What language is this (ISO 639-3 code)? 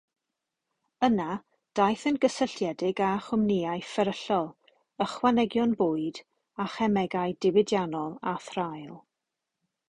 cym